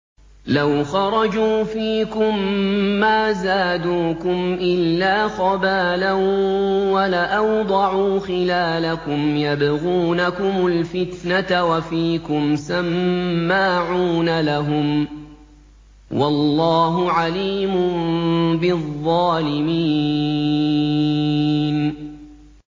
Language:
Arabic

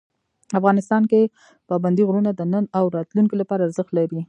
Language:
Pashto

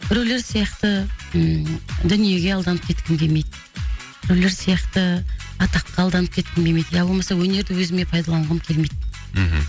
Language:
Kazakh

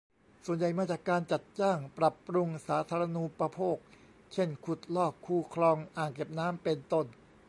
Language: Thai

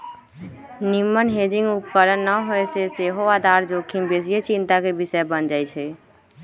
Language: Magahi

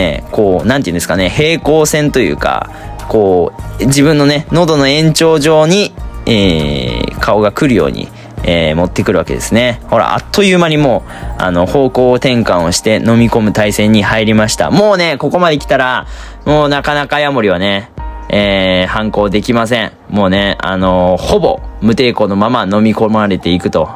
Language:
Japanese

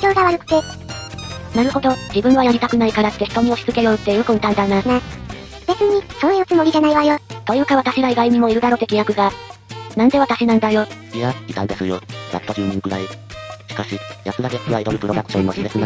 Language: Japanese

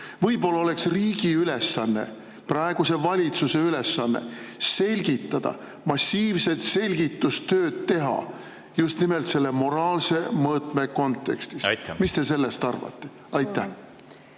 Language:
Estonian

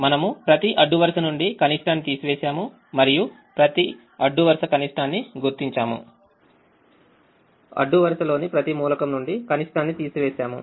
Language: Telugu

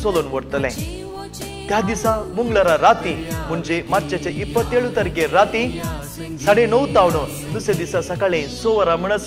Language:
Romanian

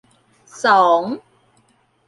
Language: Thai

